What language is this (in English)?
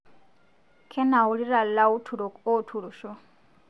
Masai